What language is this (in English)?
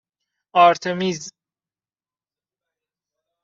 Persian